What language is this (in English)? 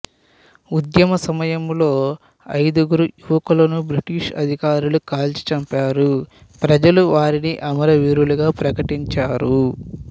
Telugu